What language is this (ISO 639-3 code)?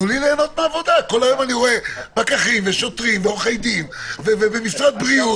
heb